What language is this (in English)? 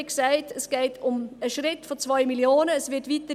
Swiss German